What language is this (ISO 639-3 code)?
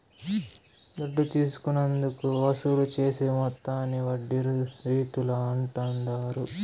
tel